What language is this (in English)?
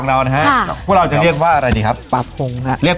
Thai